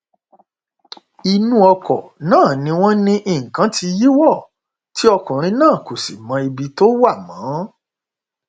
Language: Yoruba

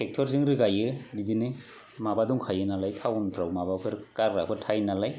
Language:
Bodo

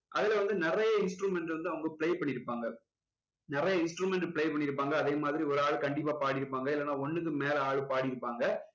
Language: Tamil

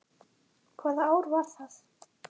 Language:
Icelandic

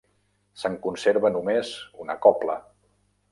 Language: Catalan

